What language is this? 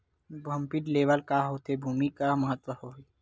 Chhattisgarhi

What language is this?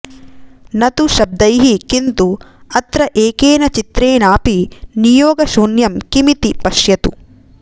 Sanskrit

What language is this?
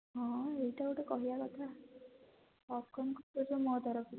Odia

